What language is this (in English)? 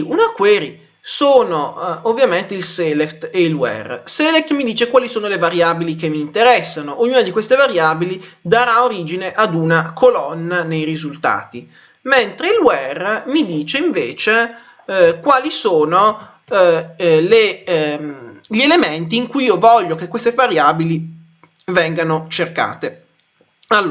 Italian